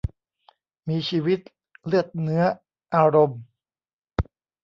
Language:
Thai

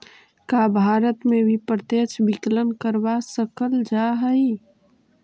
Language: Magahi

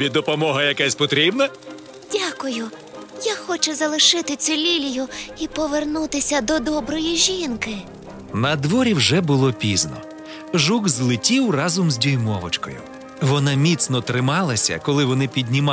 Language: Ukrainian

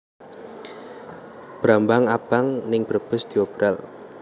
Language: Javanese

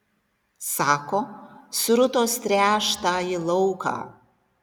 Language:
Lithuanian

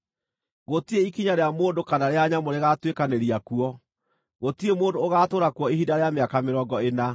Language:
Kikuyu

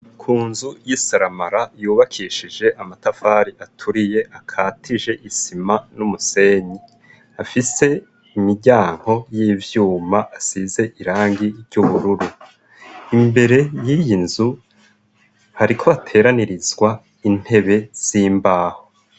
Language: Rundi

